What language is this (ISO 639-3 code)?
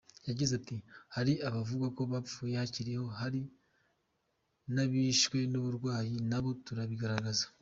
kin